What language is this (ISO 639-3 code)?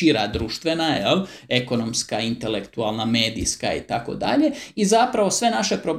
hrv